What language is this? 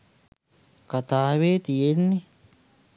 Sinhala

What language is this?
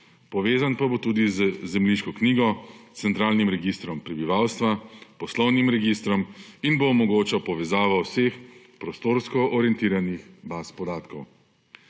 Slovenian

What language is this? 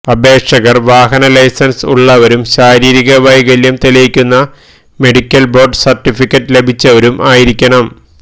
Malayalam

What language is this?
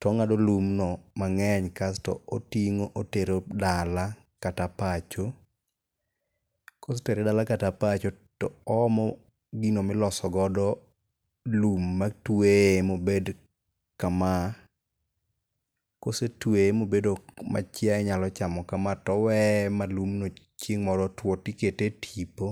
Luo (Kenya and Tanzania)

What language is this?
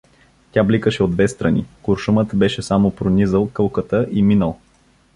Bulgarian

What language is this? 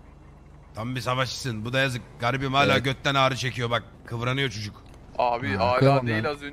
Turkish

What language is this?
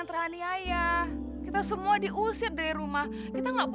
Indonesian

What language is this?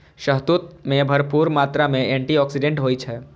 Maithili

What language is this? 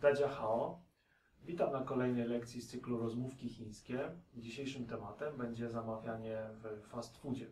Polish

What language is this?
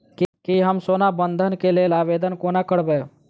Maithili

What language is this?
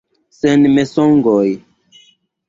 Esperanto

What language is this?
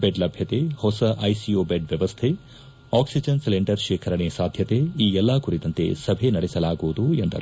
Kannada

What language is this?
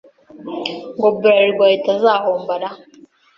Kinyarwanda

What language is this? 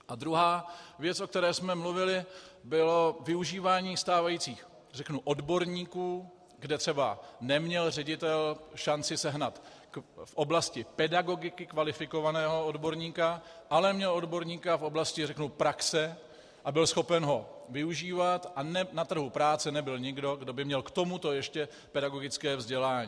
Czech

